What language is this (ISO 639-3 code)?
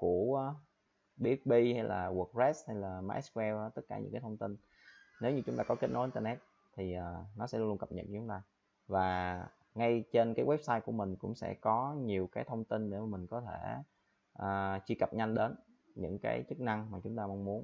vie